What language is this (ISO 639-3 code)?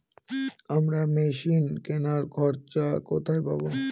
ben